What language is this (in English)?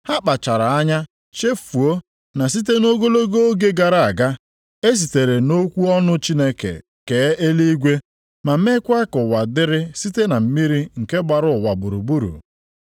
Igbo